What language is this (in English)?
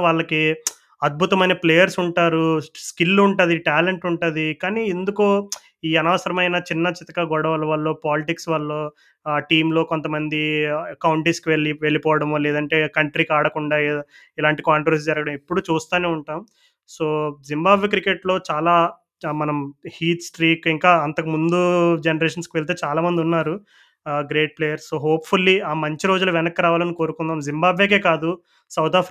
Telugu